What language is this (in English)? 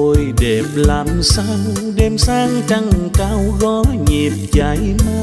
Vietnamese